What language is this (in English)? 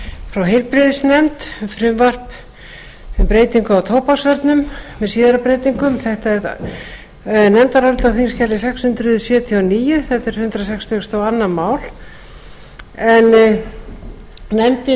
Icelandic